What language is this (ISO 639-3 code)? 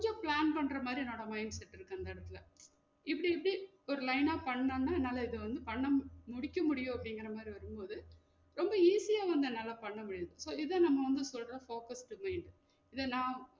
tam